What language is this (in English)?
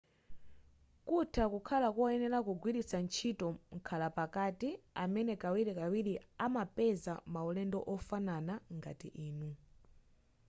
Nyanja